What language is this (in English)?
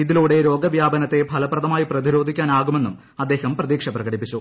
Malayalam